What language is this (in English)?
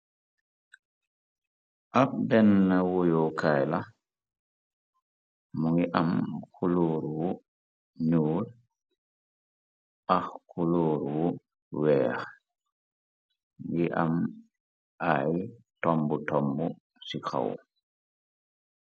Wolof